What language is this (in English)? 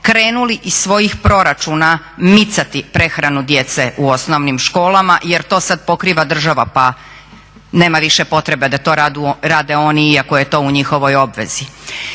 Croatian